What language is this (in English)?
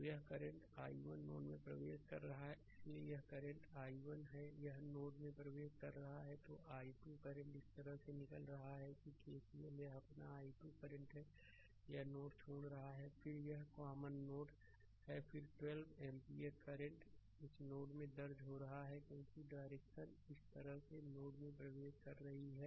Hindi